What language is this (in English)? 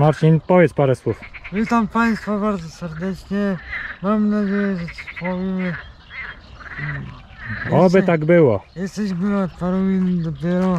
Polish